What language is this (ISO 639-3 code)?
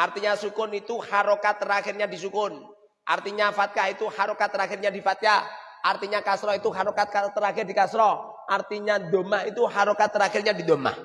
ind